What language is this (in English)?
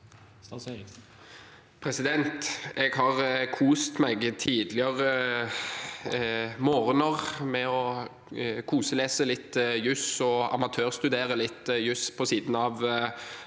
Norwegian